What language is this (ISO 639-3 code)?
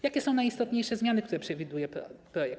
pol